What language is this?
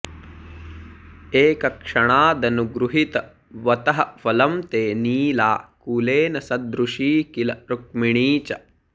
Sanskrit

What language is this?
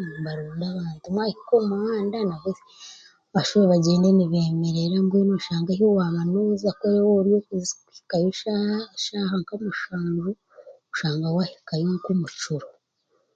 Chiga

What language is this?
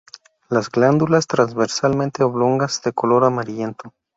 Spanish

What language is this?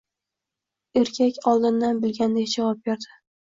Uzbek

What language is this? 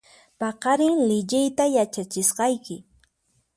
Puno Quechua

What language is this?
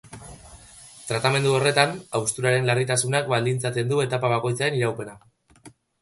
Basque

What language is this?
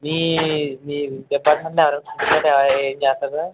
Telugu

